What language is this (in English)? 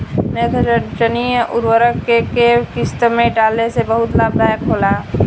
Bhojpuri